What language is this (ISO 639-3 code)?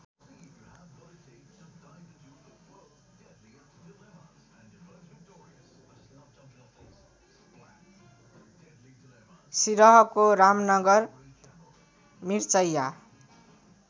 nep